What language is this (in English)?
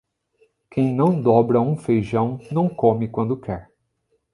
Portuguese